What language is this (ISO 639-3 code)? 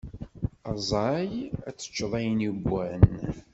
kab